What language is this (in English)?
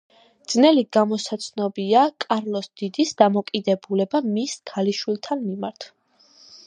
Georgian